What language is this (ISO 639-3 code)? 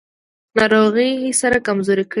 pus